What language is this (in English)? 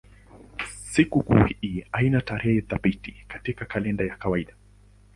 Swahili